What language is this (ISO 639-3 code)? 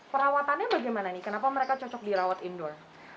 ind